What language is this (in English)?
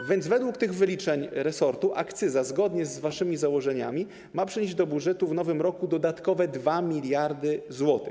Polish